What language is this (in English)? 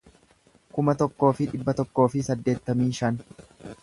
Oromo